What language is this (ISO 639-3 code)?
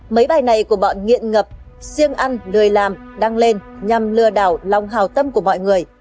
vie